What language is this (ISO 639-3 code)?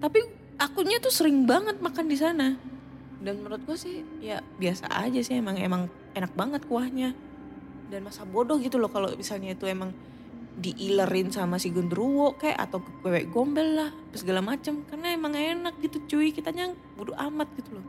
ind